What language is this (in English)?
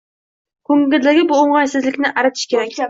Uzbek